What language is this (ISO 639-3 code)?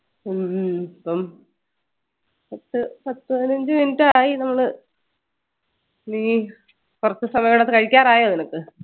mal